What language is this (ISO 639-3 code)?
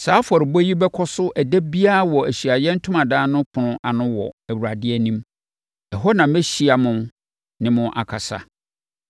aka